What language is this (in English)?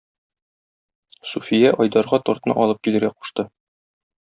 Tatar